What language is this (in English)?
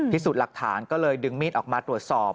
Thai